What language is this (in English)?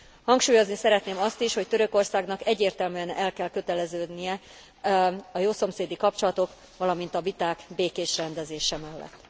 Hungarian